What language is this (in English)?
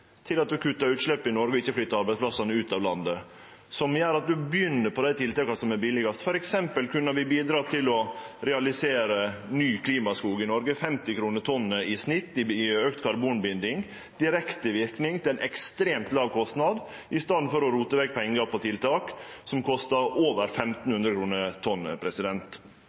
Norwegian Nynorsk